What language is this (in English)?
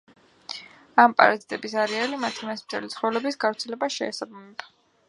Georgian